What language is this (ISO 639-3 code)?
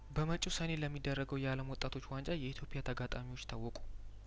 amh